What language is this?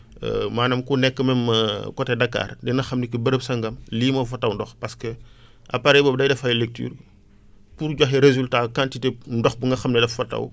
Wolof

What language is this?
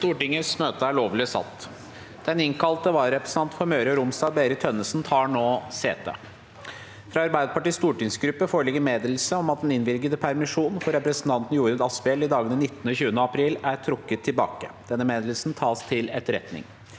Norwegian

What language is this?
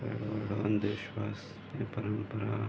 Sindhi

